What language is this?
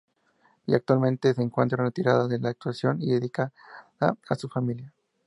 Spanish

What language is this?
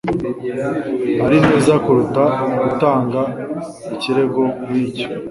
Kinyarwanda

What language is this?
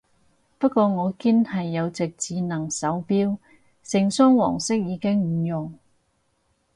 Cantonese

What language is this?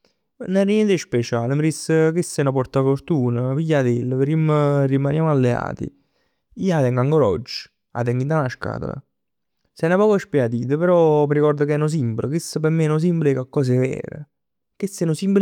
Neapolitan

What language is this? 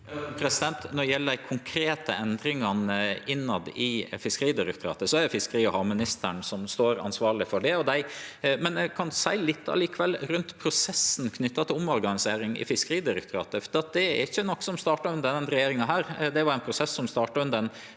Norwegian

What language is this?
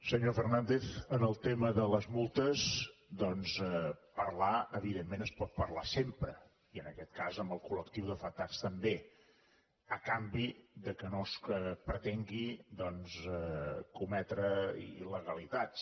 Catalan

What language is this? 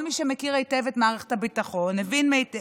Hebrew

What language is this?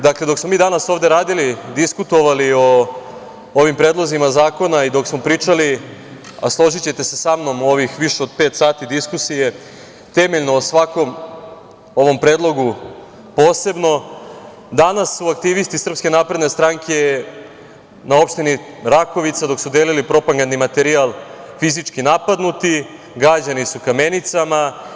Serbian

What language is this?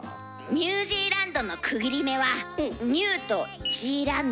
Japanese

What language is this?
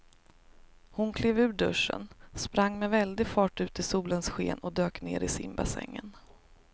Swedish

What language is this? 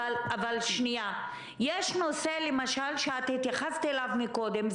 Hebrew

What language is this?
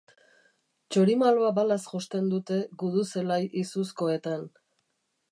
Basque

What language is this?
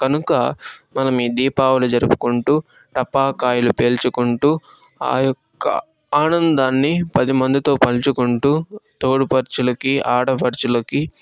Telugu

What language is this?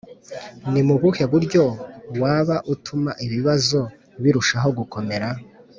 Kinyarwanda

